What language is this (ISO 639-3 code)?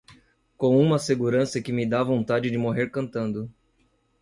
por